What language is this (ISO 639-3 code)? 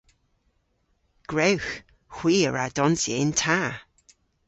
cor